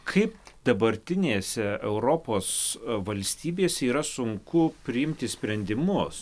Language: Lithuanian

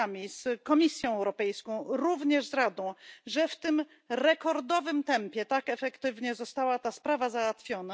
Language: Polish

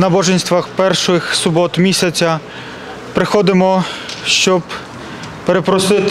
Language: Polish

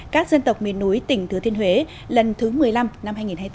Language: Vietnamese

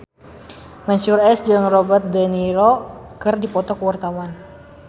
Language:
Sundanese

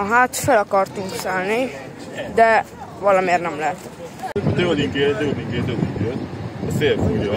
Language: Hungarian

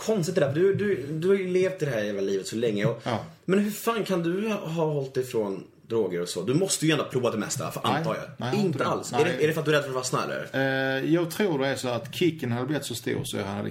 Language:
Swedish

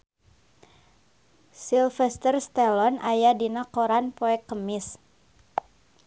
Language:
Sundanese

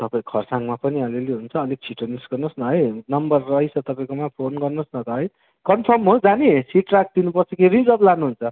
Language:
Nepali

